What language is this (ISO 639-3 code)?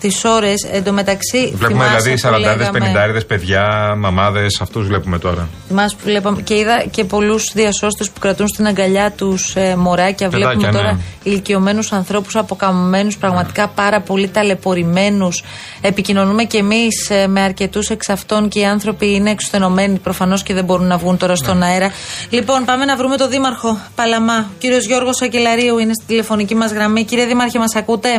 ell